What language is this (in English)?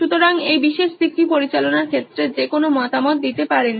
Bangla